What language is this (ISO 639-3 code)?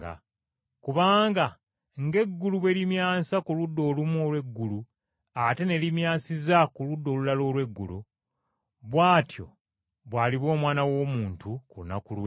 lug